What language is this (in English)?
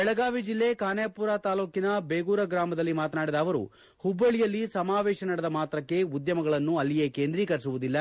Kannada